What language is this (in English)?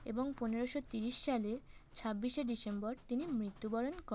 Bangla